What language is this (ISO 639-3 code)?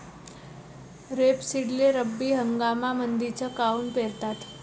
mar